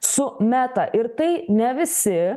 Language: Lithuanian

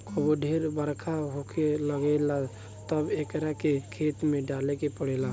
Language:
Bhojpuri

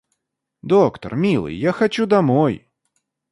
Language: Russian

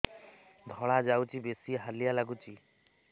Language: Odia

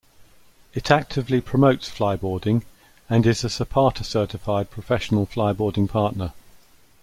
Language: English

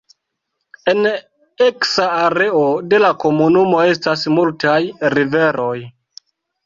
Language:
Esperanto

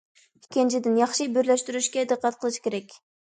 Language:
Uyghur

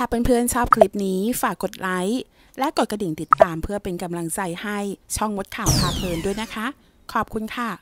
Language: Thai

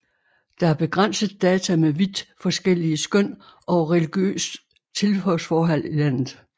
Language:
Danish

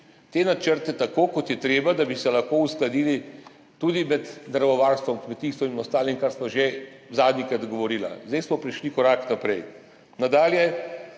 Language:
Slovenian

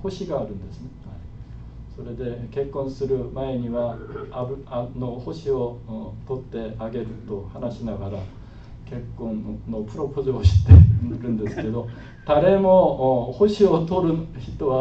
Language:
Japanese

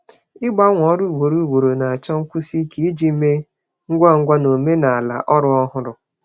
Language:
Igbo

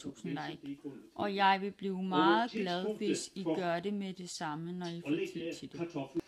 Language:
Danish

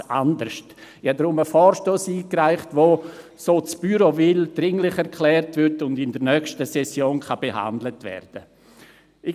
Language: Swiss German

